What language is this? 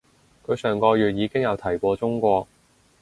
Cantonese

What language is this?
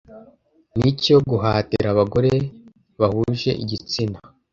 Kinyarwanda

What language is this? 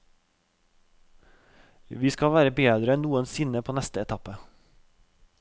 Norwegian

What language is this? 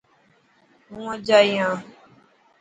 Dhatki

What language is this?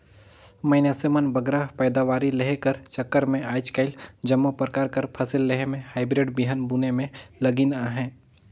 Chhattisgarhi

